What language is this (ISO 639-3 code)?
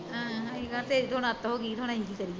pan